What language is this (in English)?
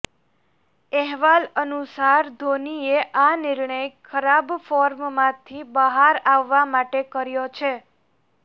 Gujarati